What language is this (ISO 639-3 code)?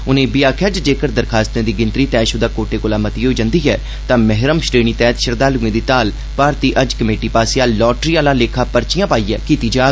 doi